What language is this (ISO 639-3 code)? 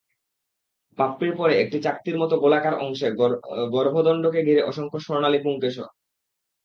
ben